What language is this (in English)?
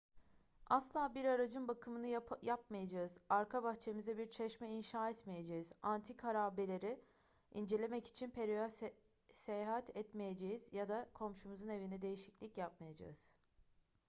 Turkish